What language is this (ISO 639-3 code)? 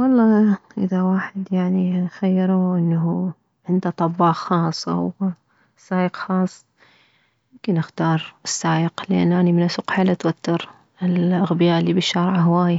acm